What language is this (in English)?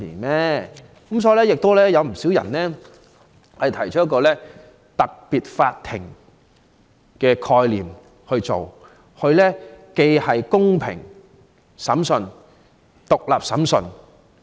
Cantonese